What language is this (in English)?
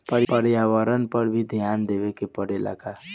Bhojpuri